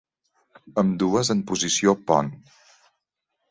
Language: Catalan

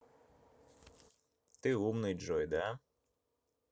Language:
Russian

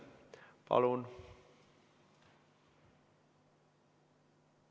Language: Estonian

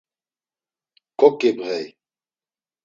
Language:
Laz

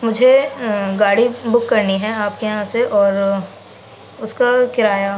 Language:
Urdu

